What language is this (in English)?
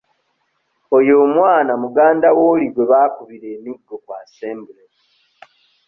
Ganda